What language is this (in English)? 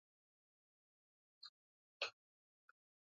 Swahili